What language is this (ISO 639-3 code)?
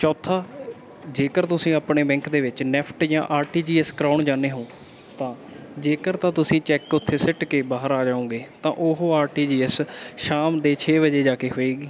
pan